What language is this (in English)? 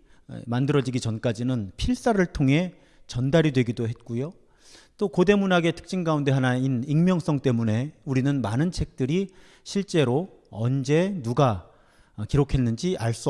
Korean